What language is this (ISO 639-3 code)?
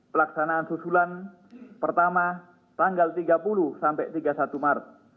ind